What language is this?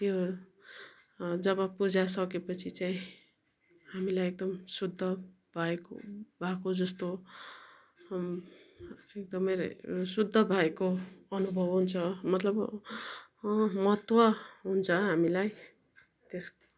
Nepali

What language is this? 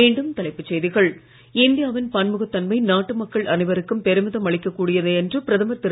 Tamil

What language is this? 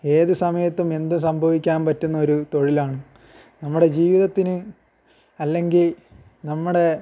Malayalam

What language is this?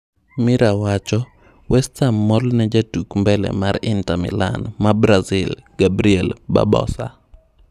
Luo (Kenya and Tanzania)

